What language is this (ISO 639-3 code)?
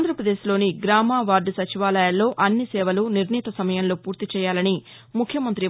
tel